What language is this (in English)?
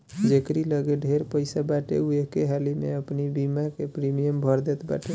Bhojpuri